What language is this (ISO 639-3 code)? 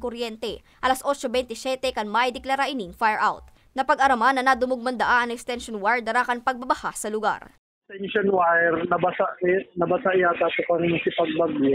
fil